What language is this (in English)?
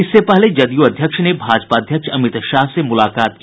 Hindi